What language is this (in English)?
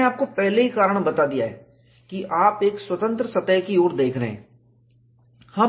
Hindi